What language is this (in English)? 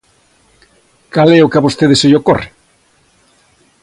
Galician